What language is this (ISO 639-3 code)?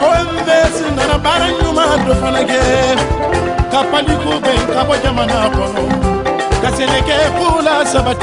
fra